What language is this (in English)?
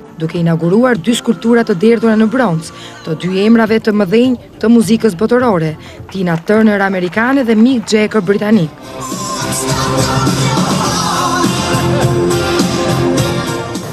Greek